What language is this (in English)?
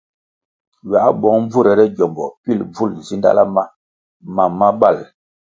Kwasio